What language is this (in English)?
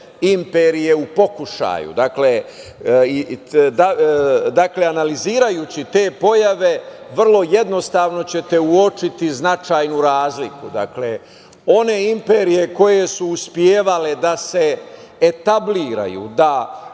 Serbian